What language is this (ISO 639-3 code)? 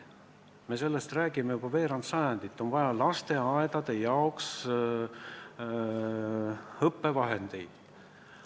est